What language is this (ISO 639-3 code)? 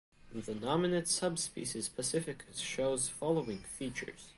eng